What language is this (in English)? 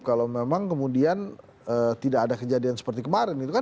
Indonesian